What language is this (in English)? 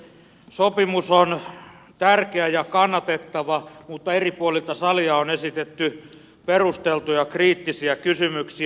Finnish